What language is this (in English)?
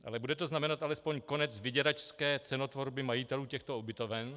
Czech